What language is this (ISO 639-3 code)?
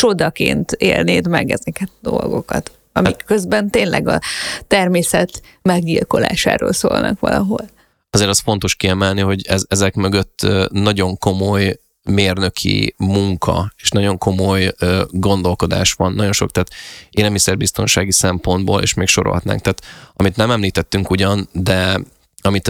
hun